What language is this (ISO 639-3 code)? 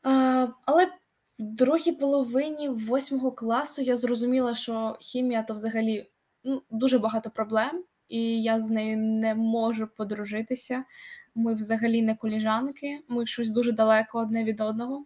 ukr